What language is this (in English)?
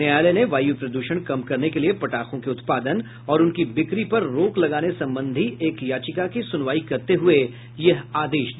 Hindi